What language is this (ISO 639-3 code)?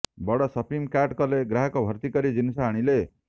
ori